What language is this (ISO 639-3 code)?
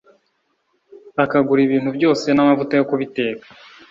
kin